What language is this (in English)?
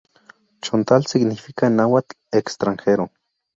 Spanish